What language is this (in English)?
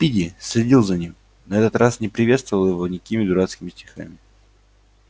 Russian